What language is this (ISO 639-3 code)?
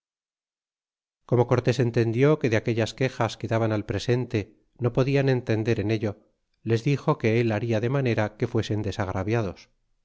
spa